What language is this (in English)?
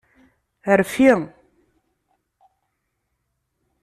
Kabyle